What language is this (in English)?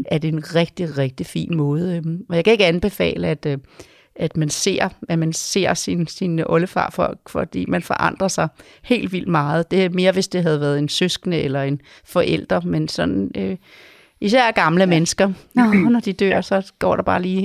Danish